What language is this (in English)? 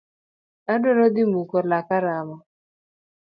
Luo (Kenya and Tanzania)